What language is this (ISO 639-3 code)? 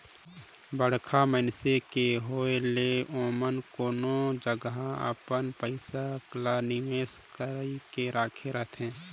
hne